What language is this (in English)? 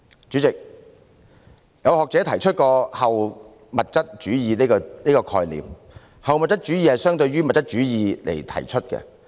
Cantonese